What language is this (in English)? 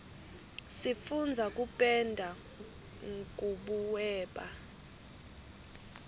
Swati